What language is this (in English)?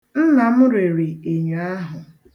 Igbo